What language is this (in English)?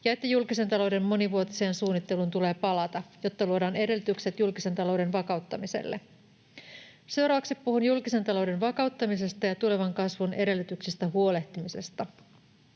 Finnish